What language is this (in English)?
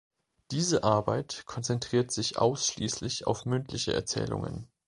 German